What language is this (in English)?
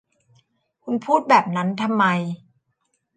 Thai